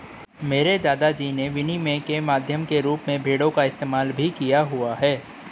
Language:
Hindi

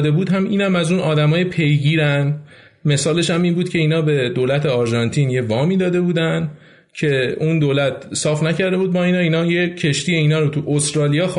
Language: Persian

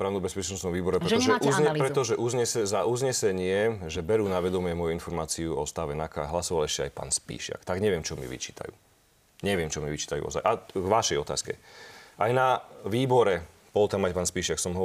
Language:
Slovak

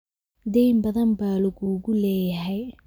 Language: Somali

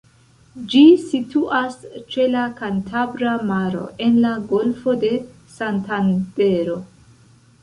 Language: Esperanto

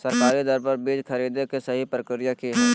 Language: Magahi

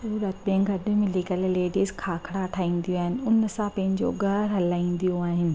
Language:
Sindhi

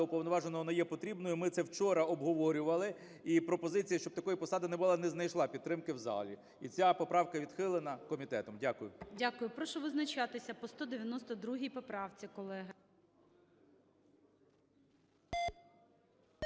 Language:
Ukrainian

